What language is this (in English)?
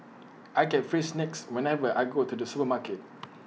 English